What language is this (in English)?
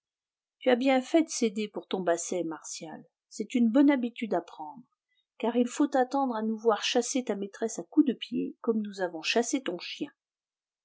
French